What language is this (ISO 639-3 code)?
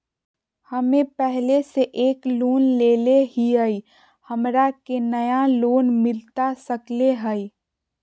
mag